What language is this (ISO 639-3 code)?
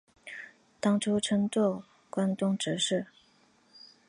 zho